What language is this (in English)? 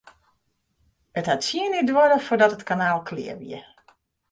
Western Frisian